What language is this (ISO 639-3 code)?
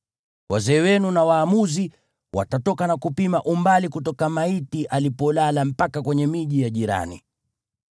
swa